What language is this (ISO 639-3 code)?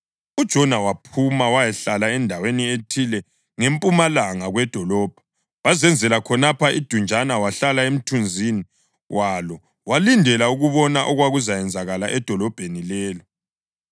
nde